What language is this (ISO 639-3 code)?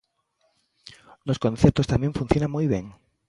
glg